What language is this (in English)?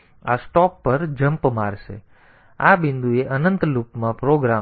Gujarati